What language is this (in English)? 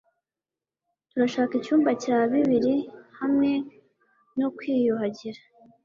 Kinyarwanda